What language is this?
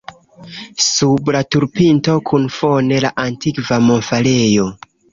Esperanto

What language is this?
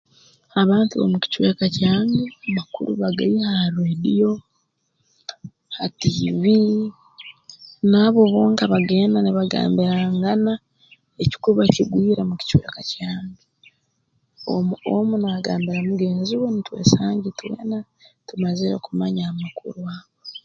Tooro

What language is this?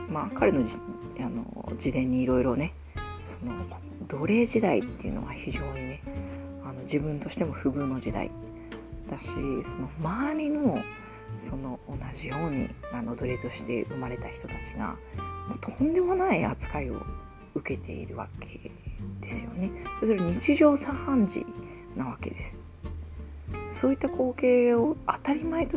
Japanese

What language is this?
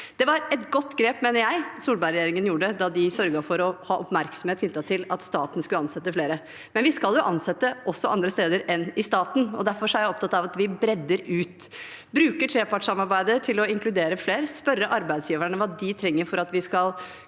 Norwegian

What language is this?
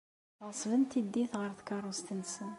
Kabyle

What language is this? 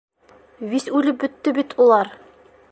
Bashkir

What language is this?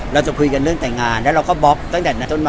Thai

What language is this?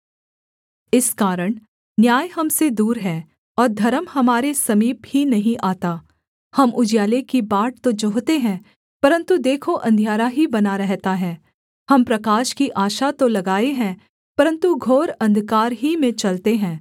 Hindi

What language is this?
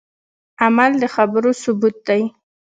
Pashto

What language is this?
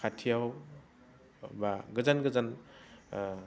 Bodo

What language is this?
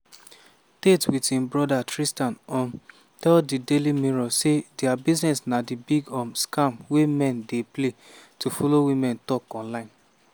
Nigerian Pidgin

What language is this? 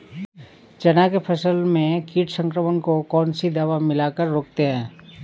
Hindi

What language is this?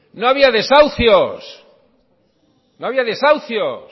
Spanish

